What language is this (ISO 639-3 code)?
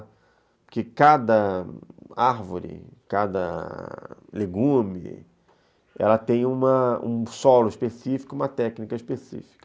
por